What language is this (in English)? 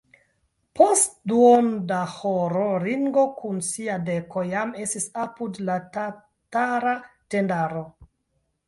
Esperanto